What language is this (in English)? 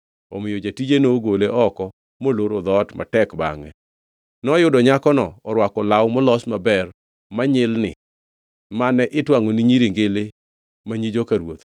Luo (Kenya and Tanzania)